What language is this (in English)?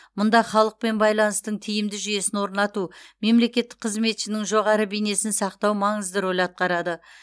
Kazakh